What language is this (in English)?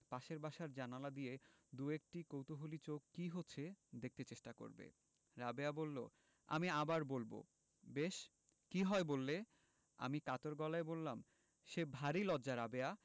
Bangla